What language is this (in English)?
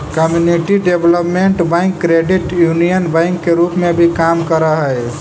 Magahi